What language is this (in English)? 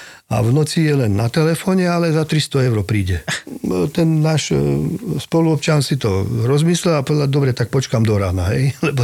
Slovak